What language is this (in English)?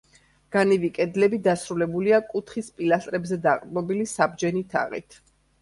Georgian